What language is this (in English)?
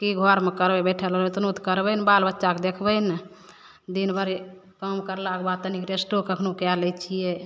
Maithili